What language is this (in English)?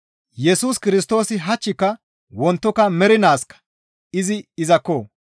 Gamo